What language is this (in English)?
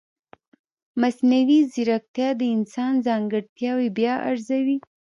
Pashto